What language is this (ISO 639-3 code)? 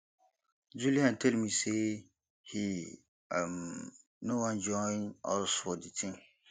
pcm